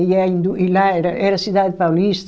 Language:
Portuguese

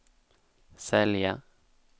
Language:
Swedish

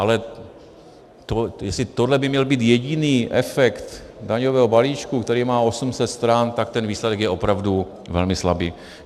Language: Czech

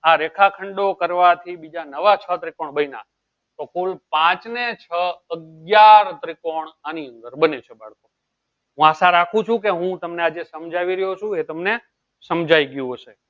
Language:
Gujarati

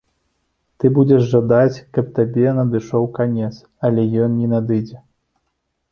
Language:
Belarusian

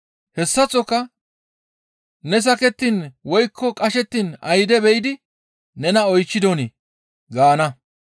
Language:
Gamo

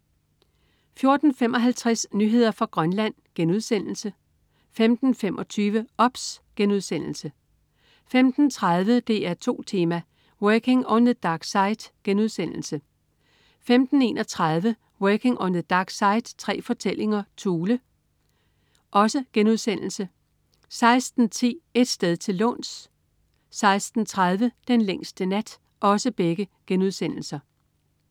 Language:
Danish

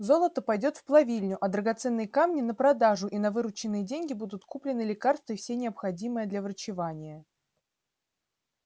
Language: Russian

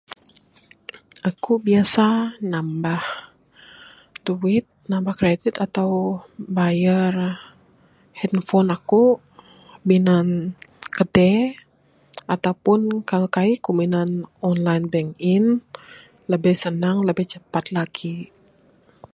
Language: Bukar-Sadung Bidayuh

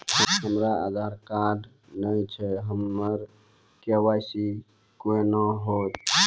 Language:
Maithili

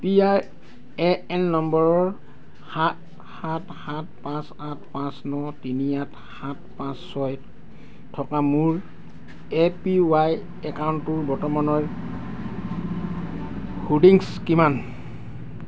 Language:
Assamese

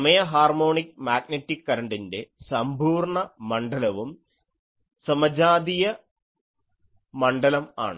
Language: Malayalam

